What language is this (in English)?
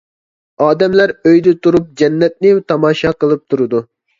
Uyghur